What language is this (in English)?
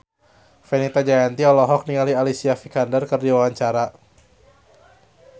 Sundanese